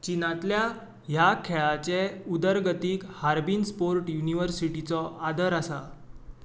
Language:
Konkani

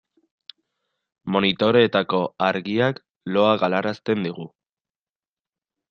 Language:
Basque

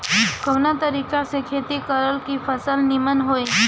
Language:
Bhojpuri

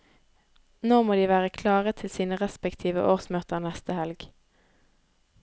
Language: Norwegian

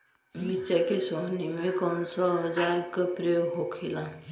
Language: Bhojpuri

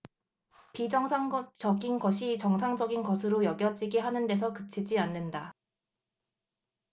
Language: Korean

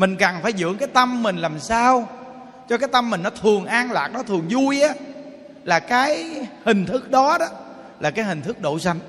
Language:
Vietnamese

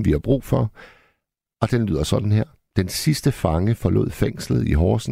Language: Danish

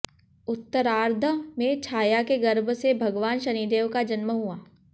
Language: Hindi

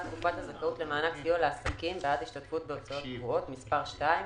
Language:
Hebrew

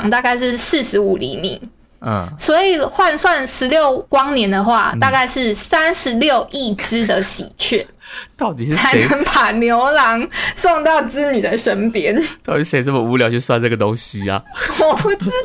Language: Chinese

